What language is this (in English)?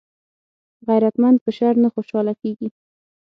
Pashto